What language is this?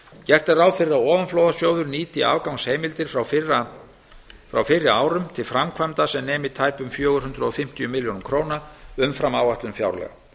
Icelandic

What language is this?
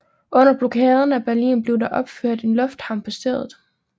Danish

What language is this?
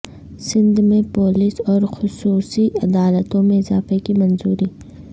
Urdu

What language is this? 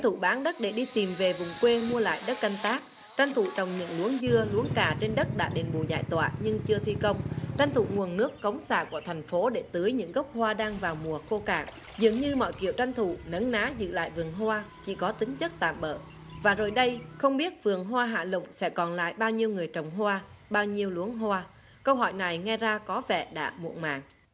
Vietnamese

